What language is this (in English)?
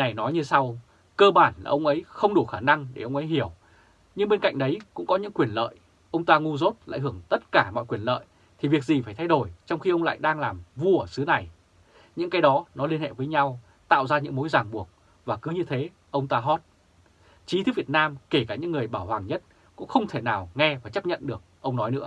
Vietnamese